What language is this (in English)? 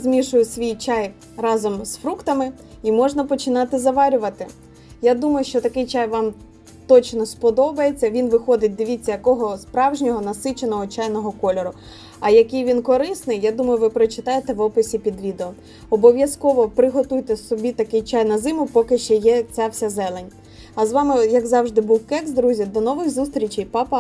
Ukrainian